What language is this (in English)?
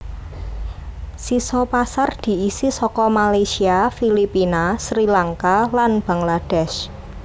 Javanese